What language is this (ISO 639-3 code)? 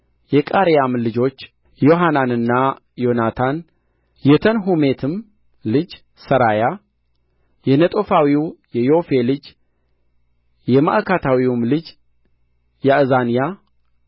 amh